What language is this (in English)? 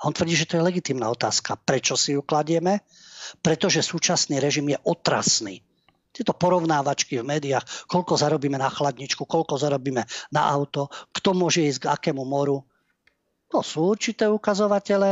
Slovak